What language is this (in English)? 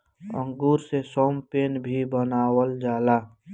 Bhojpuri